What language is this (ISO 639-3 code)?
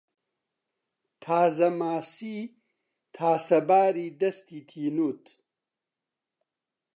ckb